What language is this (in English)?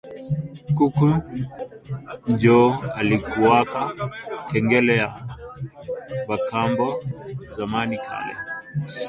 Swahili